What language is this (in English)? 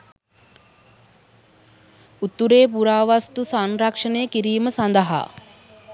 Sinhala